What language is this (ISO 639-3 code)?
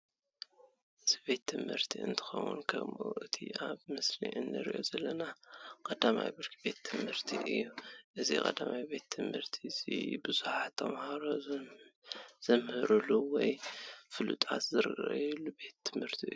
tir